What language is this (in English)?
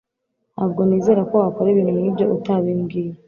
Kinyarwanda